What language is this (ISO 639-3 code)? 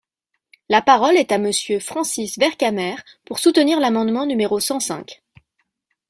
fra